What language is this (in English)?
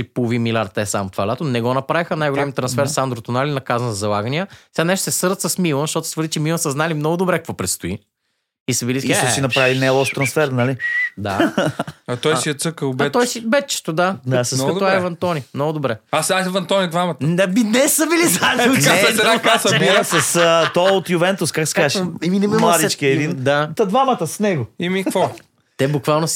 Bulgarian